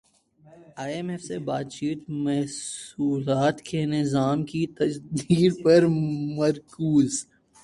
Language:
Urdu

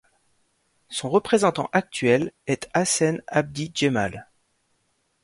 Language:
French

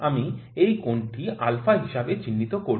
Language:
Bangla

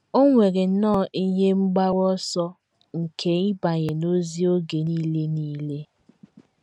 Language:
Igbo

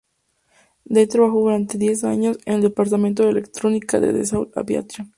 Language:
Spanish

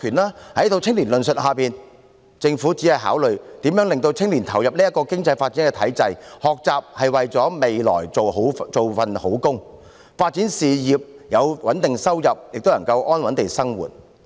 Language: Cantonese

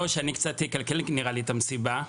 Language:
Hebrew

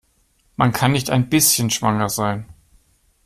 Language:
German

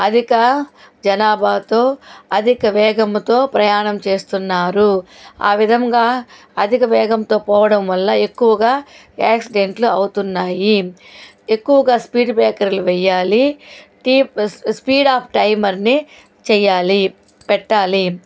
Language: Telugu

